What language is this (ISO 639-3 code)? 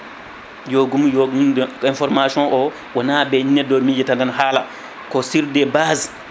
ful